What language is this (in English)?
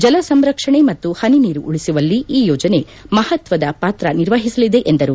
Kannada